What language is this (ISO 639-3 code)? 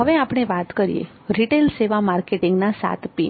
guj